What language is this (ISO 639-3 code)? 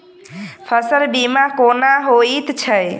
mai